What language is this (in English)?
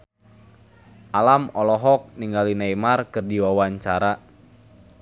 Sundanese